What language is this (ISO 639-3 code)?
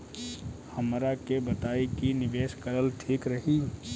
bho